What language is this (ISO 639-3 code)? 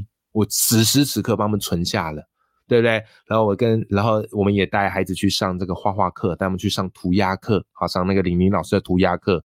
zho